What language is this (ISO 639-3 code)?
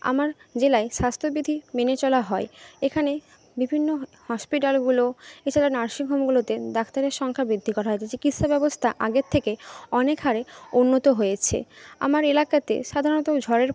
ben